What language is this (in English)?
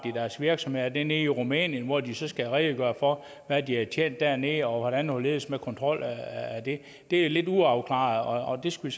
Danish